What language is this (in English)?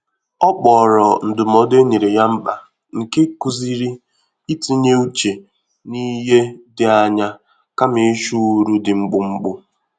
Igbo